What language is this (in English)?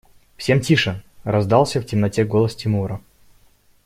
Russian